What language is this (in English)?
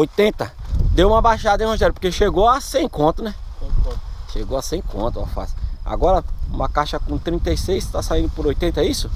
Portuguese